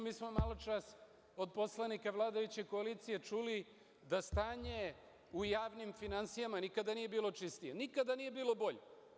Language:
Serbian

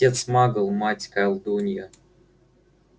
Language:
Russian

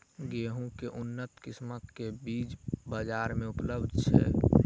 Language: Maithili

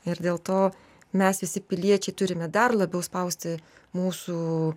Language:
Lithuanian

